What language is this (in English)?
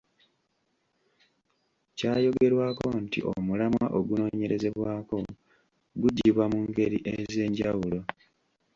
Ganda